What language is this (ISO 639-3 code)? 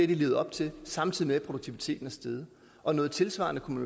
dan